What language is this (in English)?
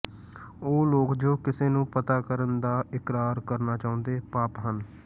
Punjabi